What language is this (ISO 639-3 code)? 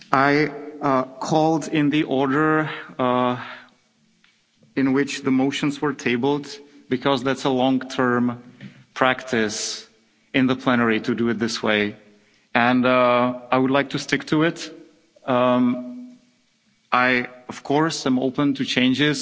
eng